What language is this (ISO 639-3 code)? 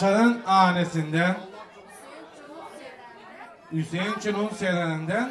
tur